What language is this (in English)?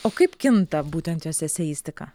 Lithuanian